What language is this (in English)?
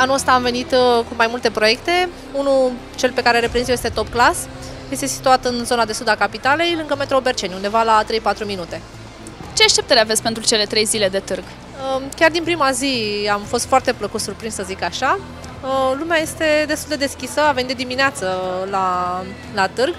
Romanian